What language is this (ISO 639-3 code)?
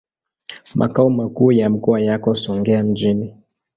swa